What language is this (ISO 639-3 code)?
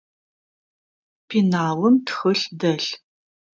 ady